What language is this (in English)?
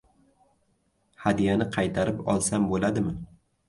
Uzbek